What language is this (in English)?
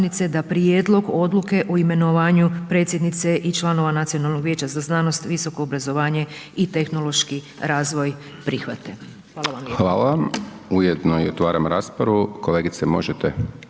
Croatian